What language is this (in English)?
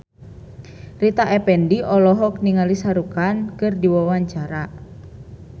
Sundanese